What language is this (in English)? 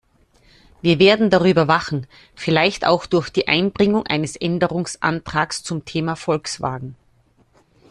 German